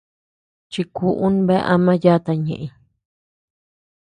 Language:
Tepeuxila Cuicatec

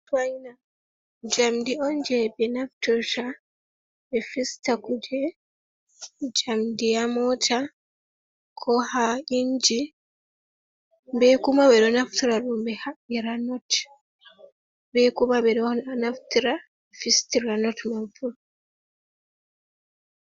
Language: Fula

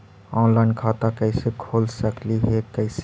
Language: Magahi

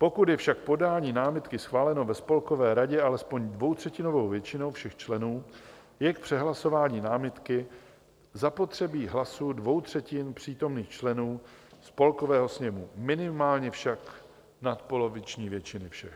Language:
Czech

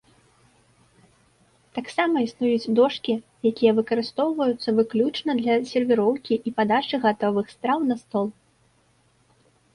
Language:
Belarusian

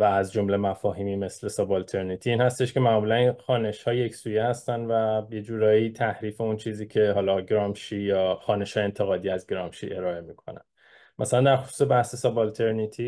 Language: Persian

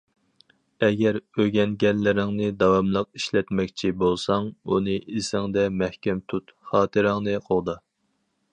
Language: Uyghur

